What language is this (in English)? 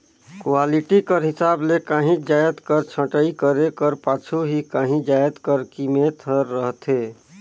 Chhattisgarhi